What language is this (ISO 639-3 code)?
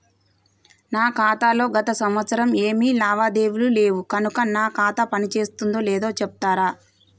tel